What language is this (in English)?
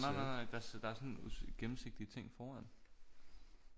Danish